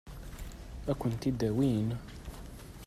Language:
Kabyle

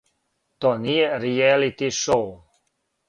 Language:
Serbian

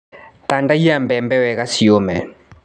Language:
Kikuyu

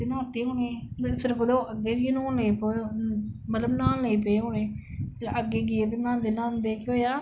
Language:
Dogri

